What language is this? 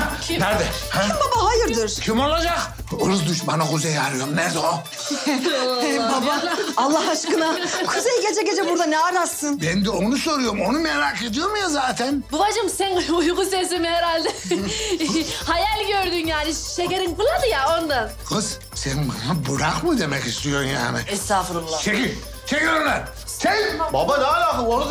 Turkish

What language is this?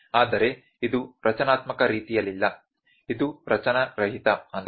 Kannada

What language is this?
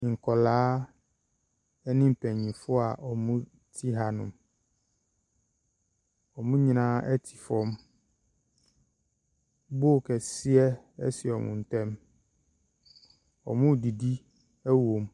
Akan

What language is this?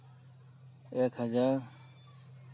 Santali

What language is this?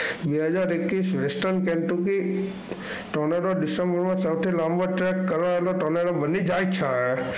Gujarati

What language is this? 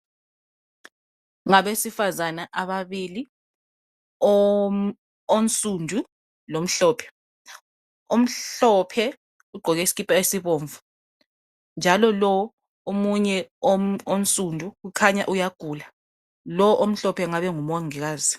North Ndebele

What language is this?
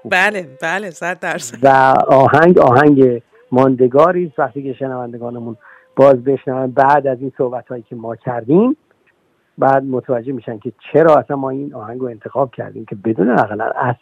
Persian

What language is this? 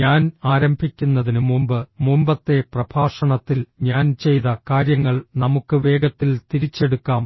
Malayalam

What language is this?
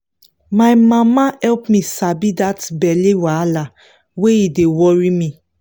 Nigerian Pidgin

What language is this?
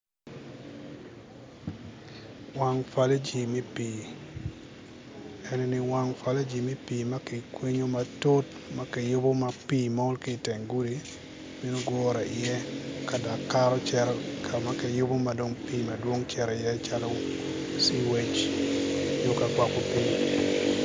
Acoli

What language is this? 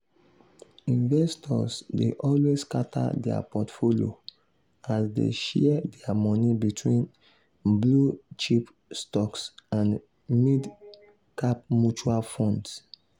Nigerian Pidgin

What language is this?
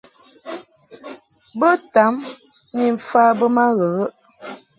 Mungaka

